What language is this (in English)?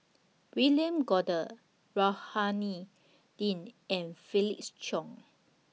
English